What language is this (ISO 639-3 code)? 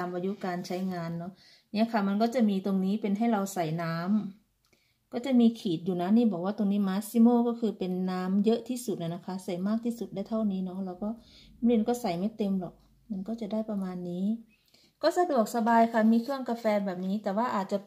tha